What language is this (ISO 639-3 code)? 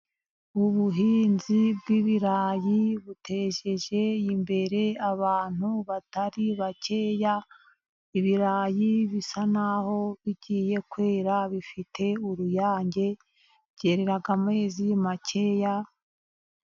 kin